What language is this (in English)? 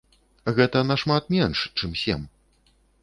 Belarusian